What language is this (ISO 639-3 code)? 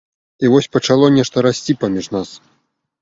bel